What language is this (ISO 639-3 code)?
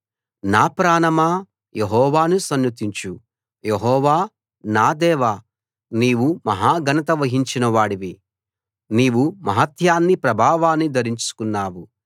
tel